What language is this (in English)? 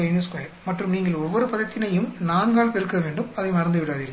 Tamil